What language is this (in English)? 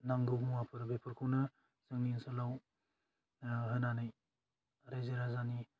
Bodo